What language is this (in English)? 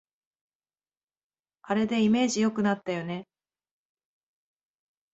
Japanese